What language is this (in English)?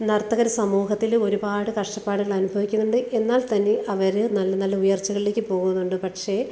Malayalam